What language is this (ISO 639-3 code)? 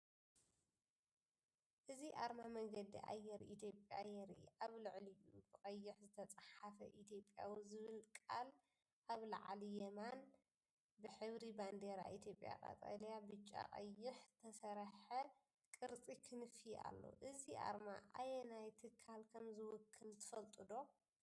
tir